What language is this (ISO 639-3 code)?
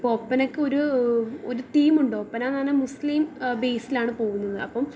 mal